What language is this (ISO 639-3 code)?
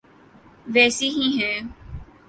urd